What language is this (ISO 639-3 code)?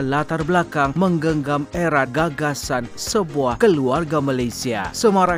msa